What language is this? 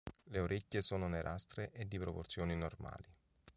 Italian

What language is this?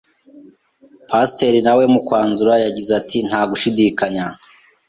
Kinyarwanda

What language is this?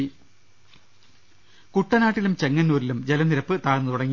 Malayalam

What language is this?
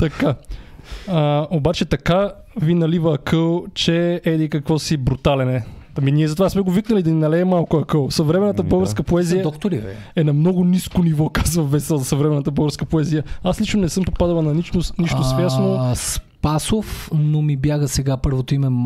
Bulgarian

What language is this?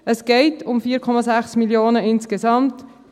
Swiss German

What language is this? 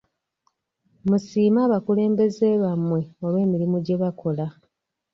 Ganda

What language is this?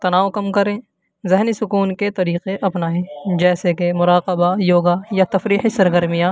Urdu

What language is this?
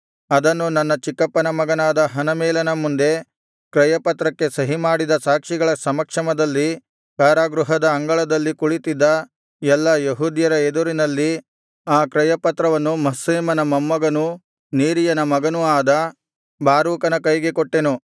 Kannada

